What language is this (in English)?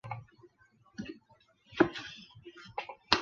Chinese